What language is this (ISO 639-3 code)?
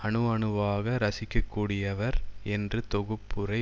tam